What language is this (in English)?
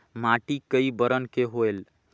Chhattisgarhi